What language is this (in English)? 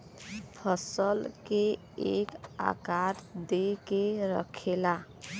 Bhojpuri